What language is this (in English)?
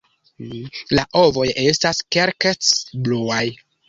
Esperanto